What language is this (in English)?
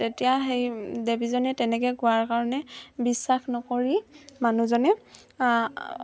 Assamese